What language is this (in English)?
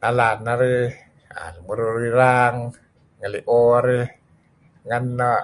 Kelabit